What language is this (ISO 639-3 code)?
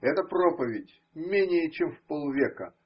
rus